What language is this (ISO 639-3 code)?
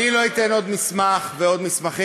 heb